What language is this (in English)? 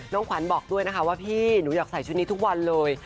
Thai